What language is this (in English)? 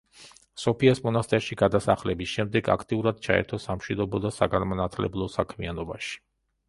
Georgian